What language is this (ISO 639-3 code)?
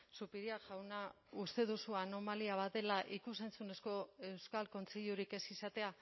eus